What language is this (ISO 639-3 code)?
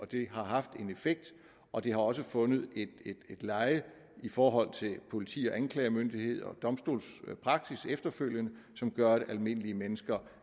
dan